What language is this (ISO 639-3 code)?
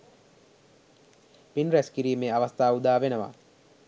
sin